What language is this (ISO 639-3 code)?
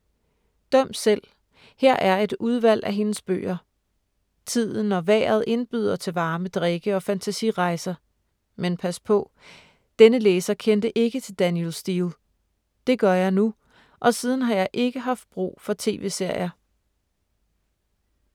dan